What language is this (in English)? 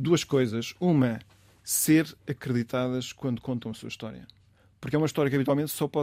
Portuguese